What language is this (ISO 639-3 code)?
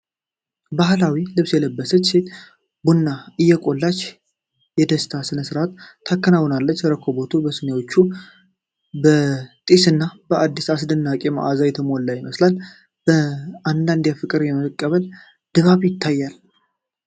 amh